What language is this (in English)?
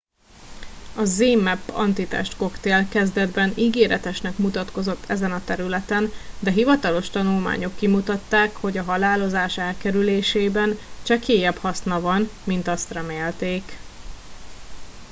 Hungarian